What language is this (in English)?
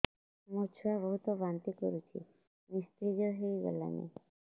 Odia